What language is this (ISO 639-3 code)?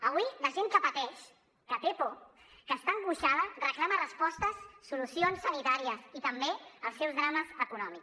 cat